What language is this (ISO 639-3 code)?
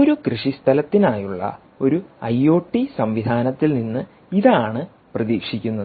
mal